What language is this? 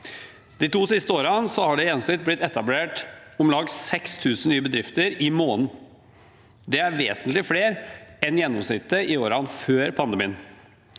Norwegian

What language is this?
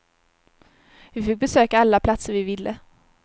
Swedish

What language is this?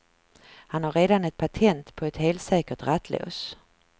Swedish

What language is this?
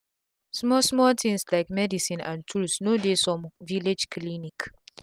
Nigerian Pidgin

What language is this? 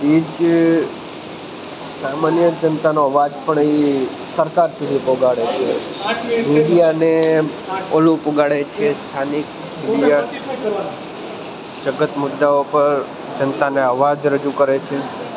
Gujarati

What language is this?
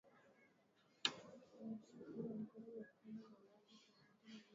Swahili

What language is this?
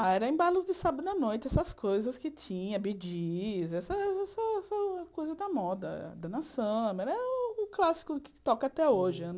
Portuguese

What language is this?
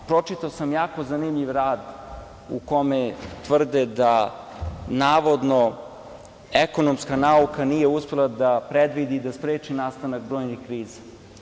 Serbian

